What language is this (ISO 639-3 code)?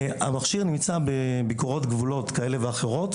heb